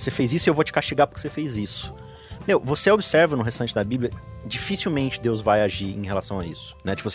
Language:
Portuguese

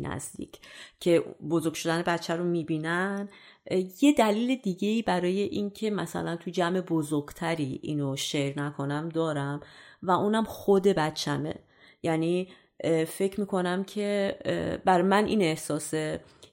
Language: Persian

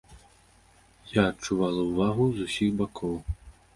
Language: Belarusian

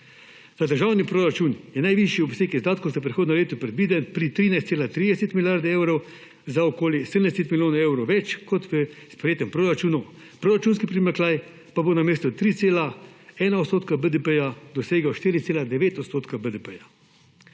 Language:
Slovenian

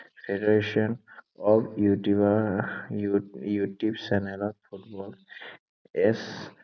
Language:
Assamese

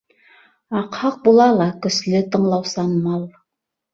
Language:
Bashkir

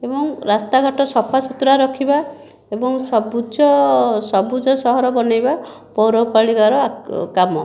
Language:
Odia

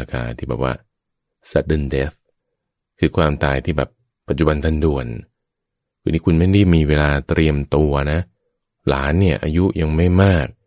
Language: Thai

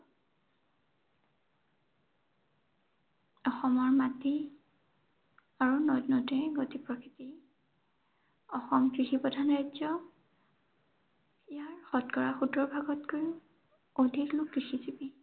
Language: Assamese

